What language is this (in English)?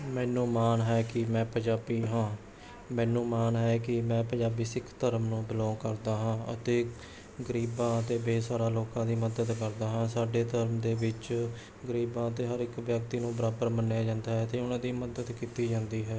Punjabi